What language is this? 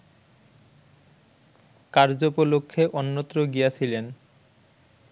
Bangla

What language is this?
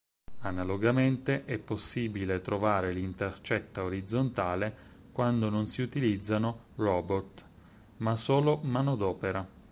Italian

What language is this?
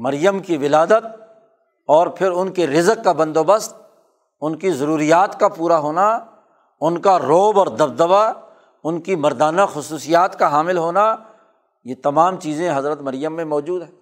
Urdu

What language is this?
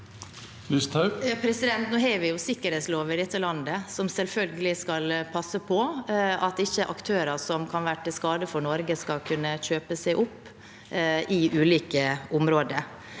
Norwegian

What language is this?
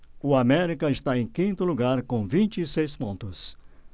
Portuguese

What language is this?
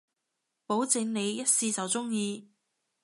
Cantonese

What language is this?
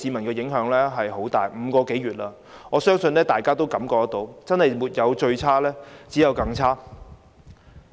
Cantonese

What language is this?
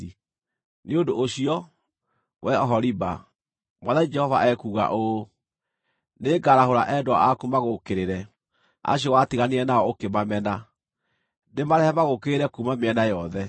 Kikuyu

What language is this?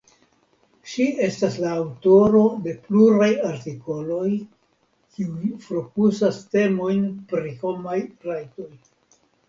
Esperanto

